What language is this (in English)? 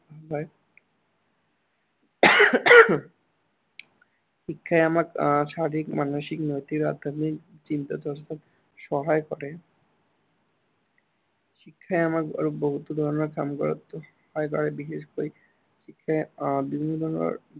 Assamese